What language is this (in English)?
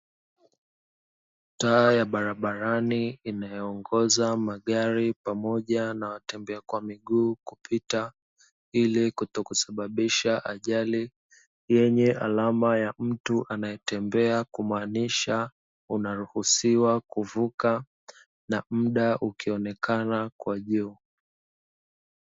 Swahili